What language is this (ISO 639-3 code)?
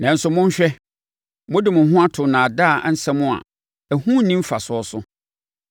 aka